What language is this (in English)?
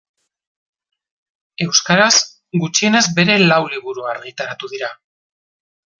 Basque